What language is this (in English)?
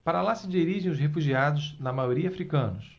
Portuguese